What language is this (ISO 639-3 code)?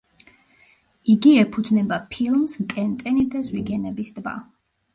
kat